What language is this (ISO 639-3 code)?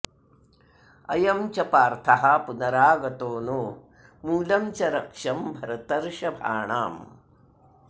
san